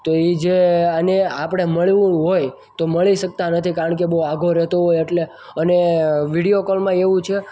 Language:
Gujarati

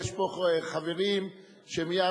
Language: Hebrew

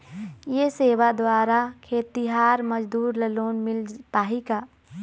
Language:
Chhattisgarhi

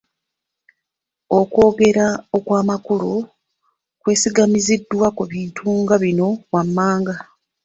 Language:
Ganda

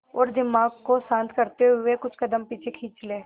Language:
Hindi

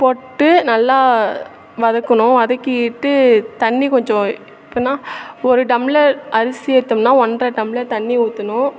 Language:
Tamil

